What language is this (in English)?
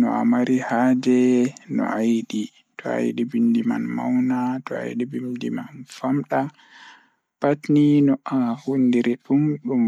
Fula